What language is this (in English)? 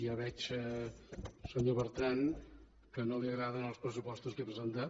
Catalan